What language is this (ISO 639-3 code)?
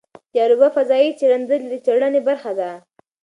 pus